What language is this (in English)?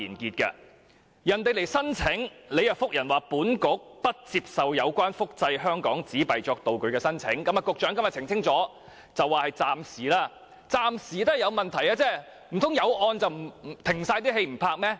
Cantonese